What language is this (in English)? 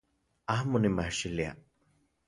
Central Puebla Nahuatl